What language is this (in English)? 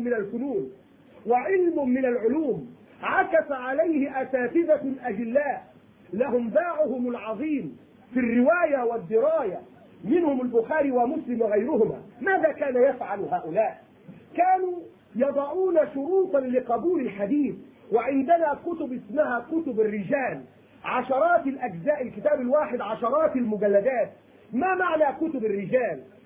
Arabic